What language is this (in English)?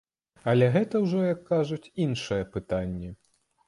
Belarusian